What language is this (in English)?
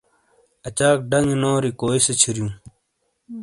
Shina